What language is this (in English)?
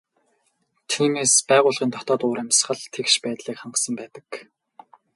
Mongolian